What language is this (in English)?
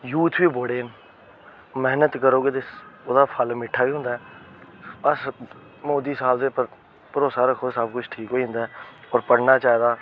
Dogri